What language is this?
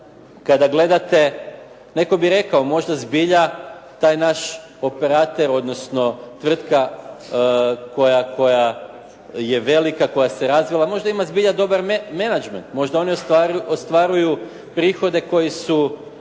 Croatian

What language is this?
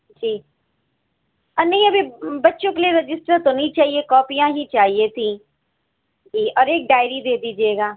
Urdu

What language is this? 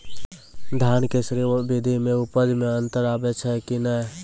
Maithili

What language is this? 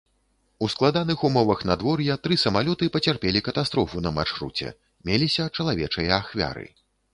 Belarusian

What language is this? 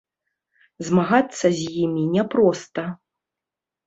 Belarusian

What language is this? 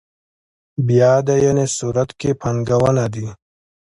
Pashto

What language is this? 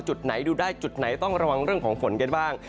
Thai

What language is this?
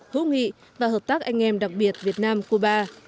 Vietnamese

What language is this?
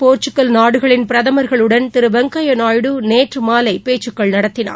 Tamil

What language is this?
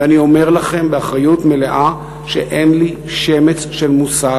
Hebrew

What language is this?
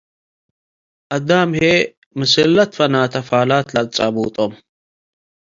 Tigre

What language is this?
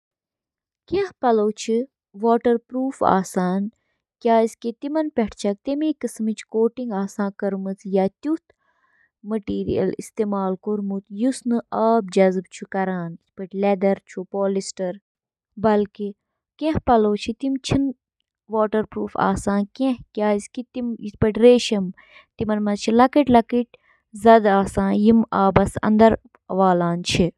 Kashmiri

